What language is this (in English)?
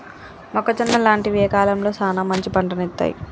Telugu